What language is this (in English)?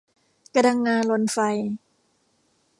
Thai